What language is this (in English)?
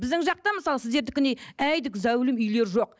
Kazakh